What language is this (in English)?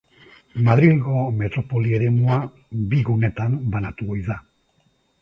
Basque